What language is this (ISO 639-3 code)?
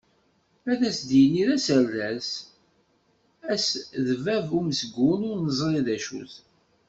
kab